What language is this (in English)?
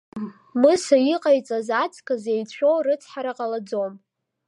Abkhazian